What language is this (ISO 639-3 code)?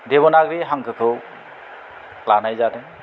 brx